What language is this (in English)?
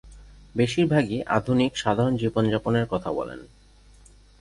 Bangla